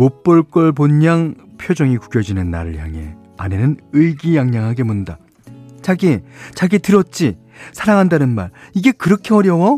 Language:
Korean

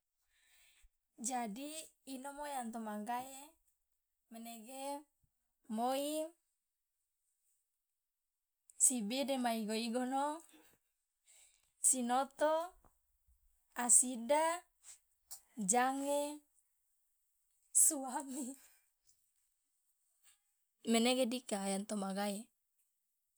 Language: Loloda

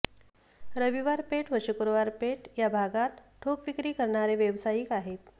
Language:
Marathi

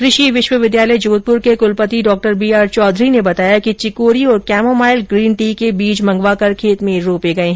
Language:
Hindi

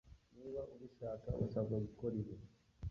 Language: Kinyarwanda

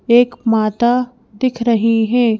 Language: Hindi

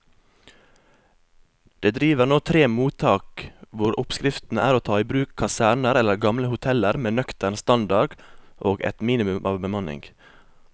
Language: Norwegian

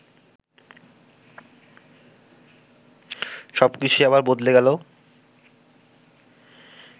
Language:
Bangla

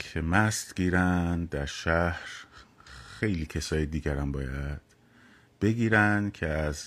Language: Persian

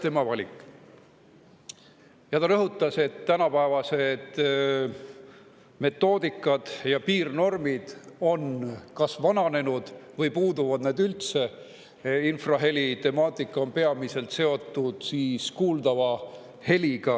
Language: Estonian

